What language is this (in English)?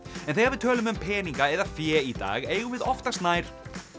Icelandic